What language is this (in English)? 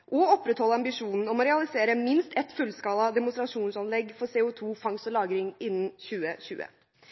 Norwegian Bokmål